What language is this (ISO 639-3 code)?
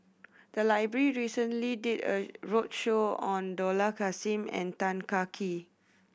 eng